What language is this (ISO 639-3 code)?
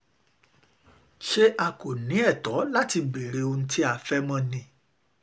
yor